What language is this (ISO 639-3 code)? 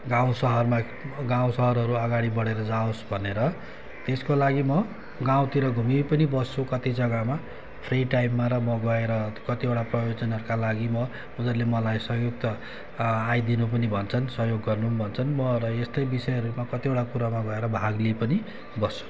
nep